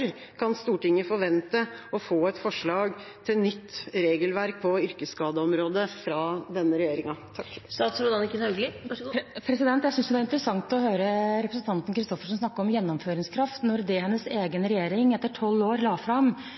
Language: Norwegian Bokmål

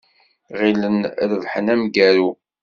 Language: Kabyle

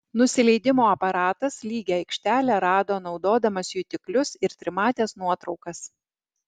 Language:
Lithuanian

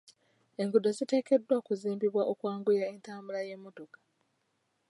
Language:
Ganda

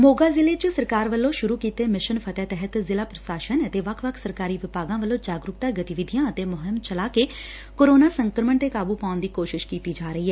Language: Punjabi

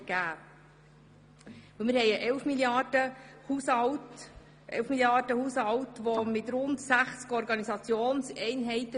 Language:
Swiss German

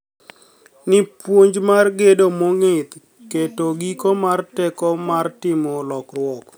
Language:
Luo (Kenya and Tanzania)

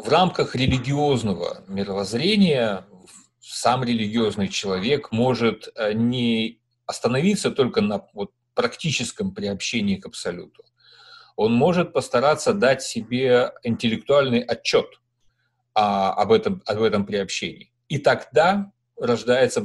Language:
Russian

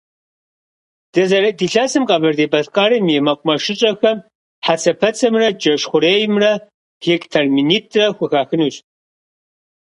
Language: Kabardian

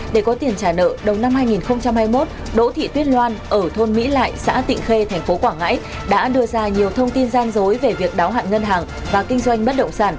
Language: Vietnamese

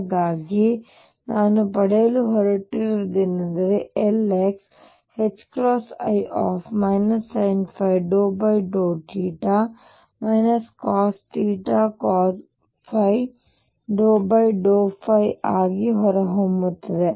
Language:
Kannada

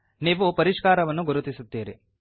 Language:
Kannada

